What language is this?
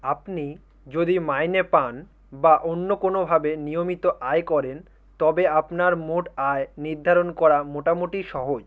Bangla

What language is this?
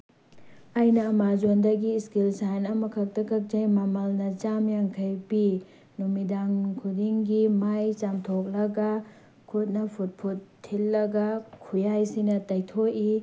Manipuri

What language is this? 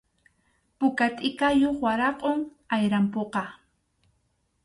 Arequipa-La Unión Quechua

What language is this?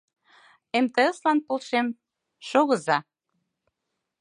Mari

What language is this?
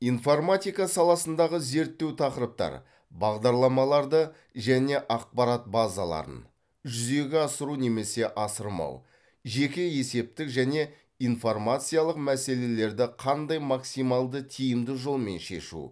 Kazakh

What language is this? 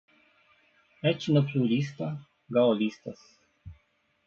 Portuguese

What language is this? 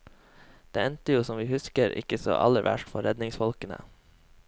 Norwegian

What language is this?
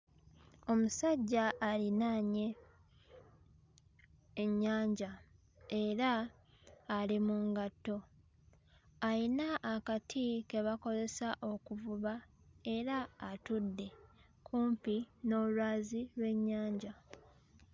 Ganda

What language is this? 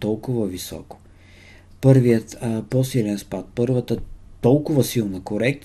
Bulgarian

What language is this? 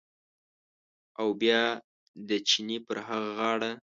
Pashto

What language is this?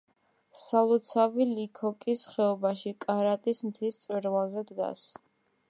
Georgian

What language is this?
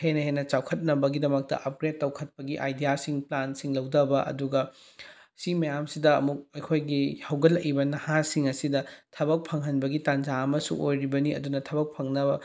Manipuri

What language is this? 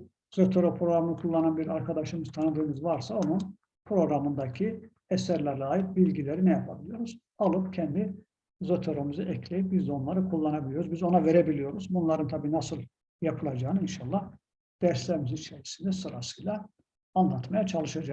Turkish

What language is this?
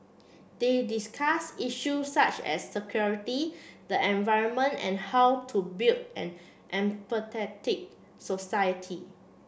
English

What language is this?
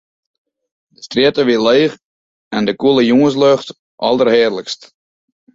Western Frisian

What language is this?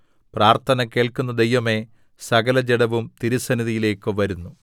Malayalam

